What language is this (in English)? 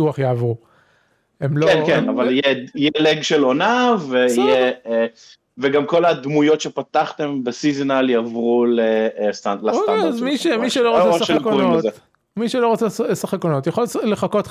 Hebrew